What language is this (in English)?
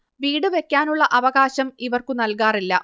Malayalam